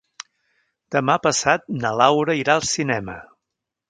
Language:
Catalan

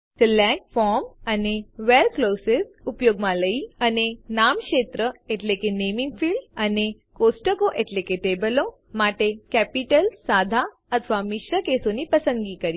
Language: Gujarati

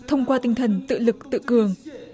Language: Vietnamese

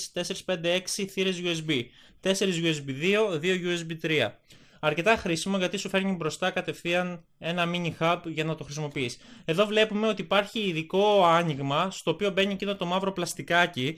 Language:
Greek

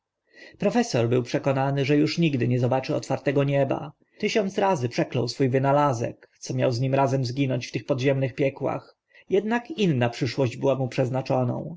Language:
Polish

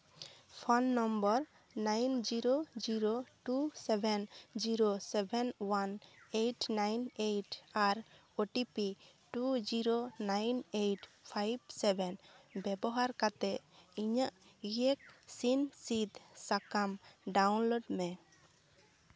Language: Santali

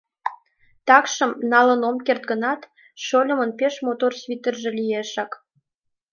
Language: Mari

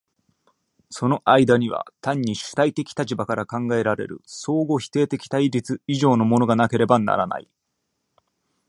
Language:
Japanese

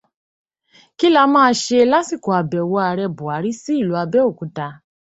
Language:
Yoruba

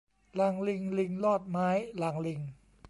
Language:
Thai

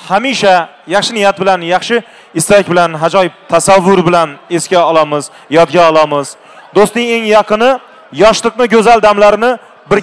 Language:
Turkish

